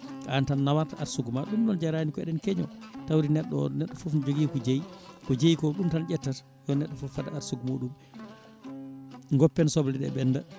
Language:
Fula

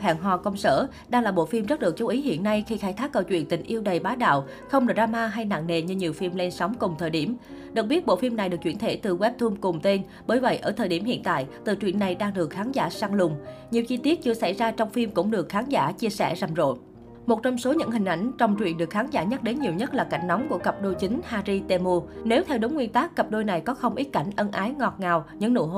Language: Vietnamese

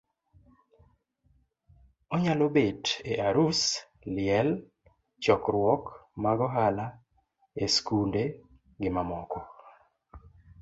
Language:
Luo (Kenya and Tanzania)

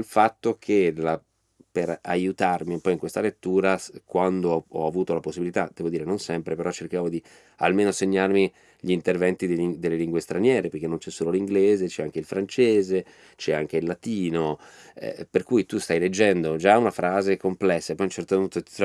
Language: Italian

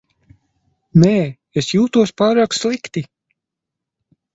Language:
Latvian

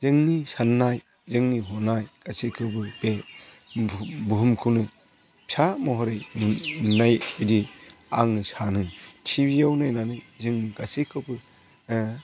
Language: Bodo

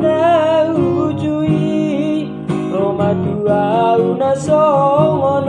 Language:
Indonesian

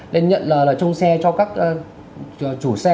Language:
Vietnamese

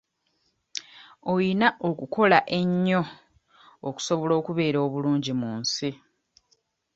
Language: Ganda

